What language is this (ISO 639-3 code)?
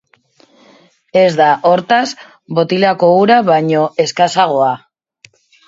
eus